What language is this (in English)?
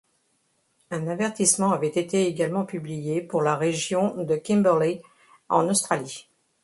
French